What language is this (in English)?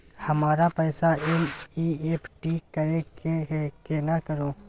Maithili